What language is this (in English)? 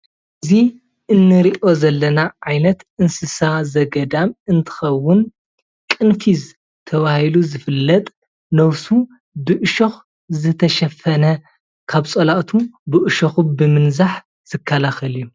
Tigrinya